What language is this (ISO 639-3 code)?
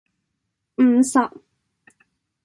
yue